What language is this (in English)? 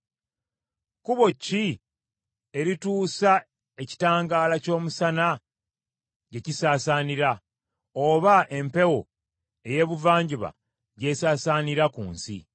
Ganda